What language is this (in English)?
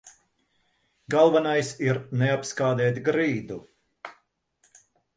Latvian